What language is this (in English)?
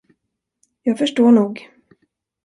Swedish